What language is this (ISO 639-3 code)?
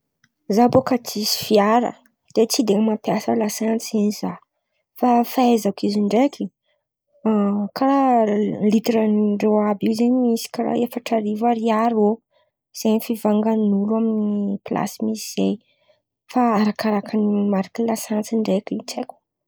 xmv